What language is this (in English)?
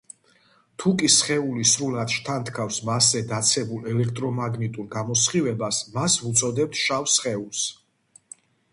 Georgian